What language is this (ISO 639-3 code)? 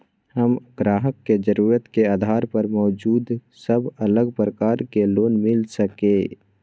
mai